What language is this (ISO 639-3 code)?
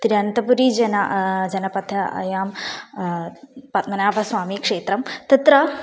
san